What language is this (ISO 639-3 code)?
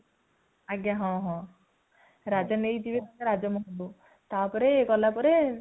ori